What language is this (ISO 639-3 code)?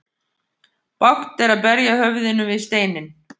isl